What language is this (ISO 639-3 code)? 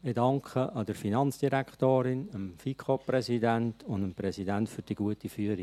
gsw